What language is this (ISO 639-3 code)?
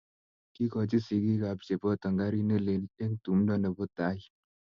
kln